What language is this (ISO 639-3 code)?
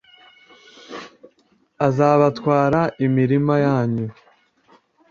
kin